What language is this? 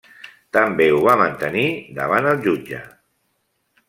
Catalan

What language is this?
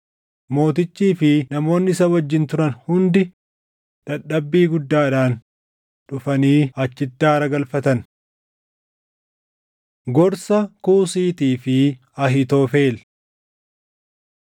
Oromo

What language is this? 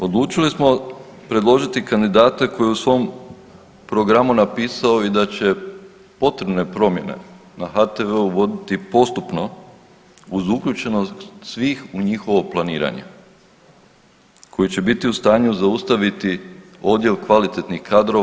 Croatian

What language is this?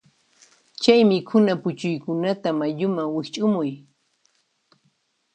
Puno Quechua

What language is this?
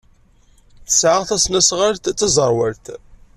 Kabyle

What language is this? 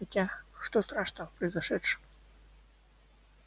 Russian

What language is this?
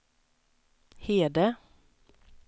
Swedish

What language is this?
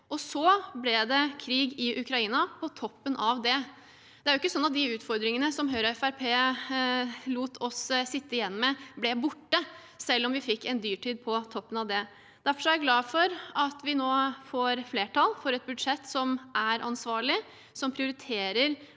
Norwegian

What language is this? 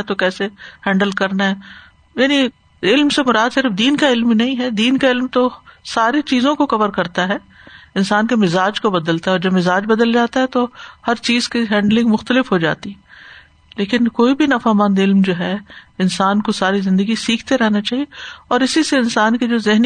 Urdu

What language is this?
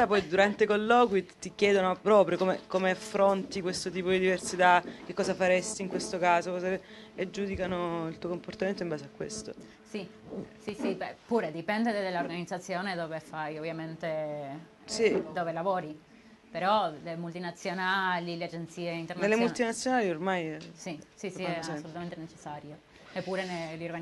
Italian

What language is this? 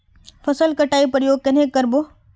Magahi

